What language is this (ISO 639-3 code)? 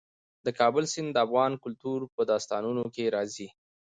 pus